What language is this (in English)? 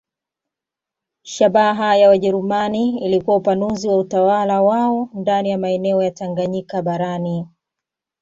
Swahili